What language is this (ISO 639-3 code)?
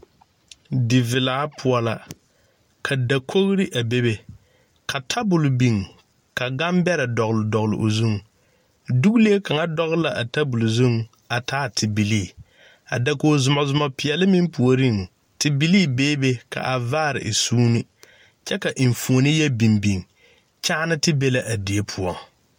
dga